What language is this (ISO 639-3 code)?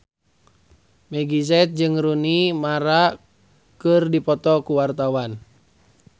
sun